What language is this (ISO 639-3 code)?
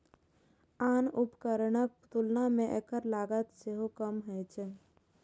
mai